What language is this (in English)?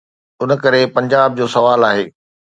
Sindhi